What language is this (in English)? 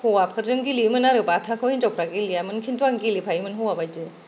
Bodo